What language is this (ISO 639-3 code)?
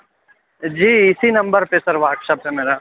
urd